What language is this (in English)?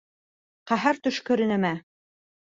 Bashkir